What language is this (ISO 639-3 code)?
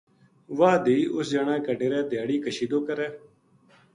gju